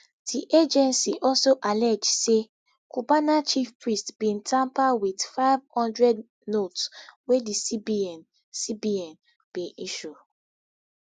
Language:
Nigerian Pidgin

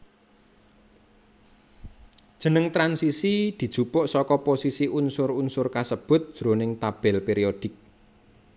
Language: Javanese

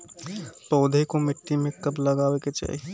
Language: Bhojpuri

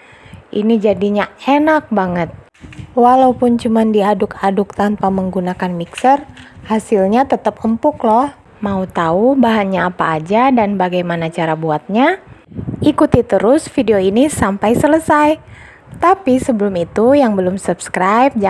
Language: Indonesian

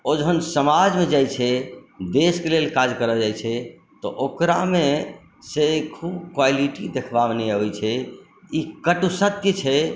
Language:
Maithili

